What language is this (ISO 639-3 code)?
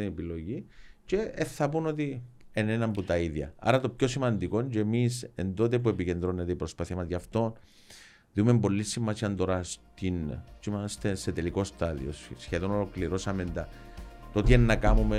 ell